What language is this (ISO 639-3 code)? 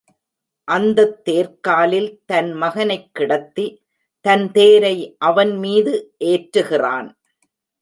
tam